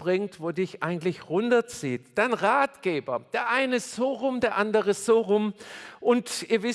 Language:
German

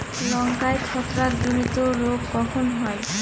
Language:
Bangla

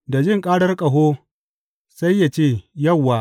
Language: Hausa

